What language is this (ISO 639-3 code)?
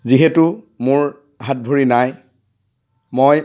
asm